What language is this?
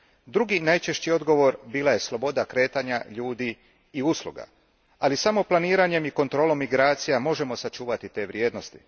Croatian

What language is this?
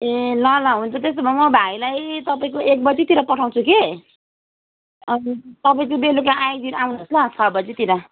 Nepali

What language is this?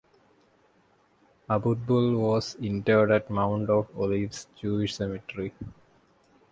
English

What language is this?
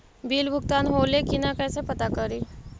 Magahi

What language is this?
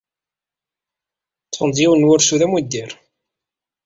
Kabyle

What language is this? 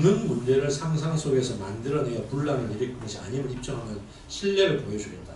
Korean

